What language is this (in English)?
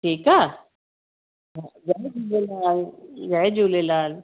Sindhi